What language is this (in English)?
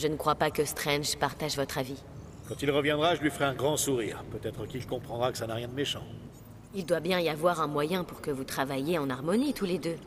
French